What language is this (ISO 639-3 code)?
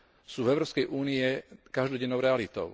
slk